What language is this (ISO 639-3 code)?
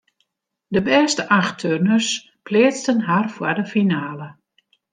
fry